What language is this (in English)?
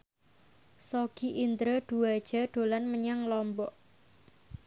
Javanese